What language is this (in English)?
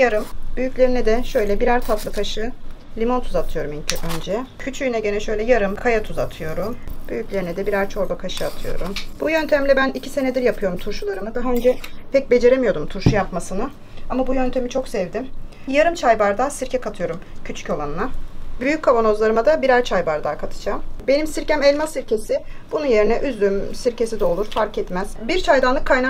Turkish